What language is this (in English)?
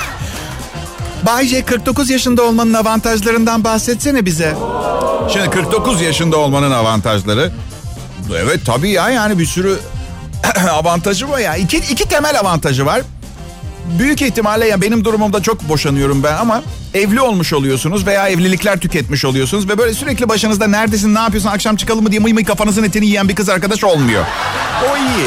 Turkish